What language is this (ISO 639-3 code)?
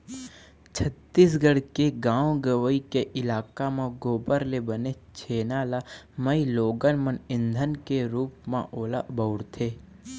hne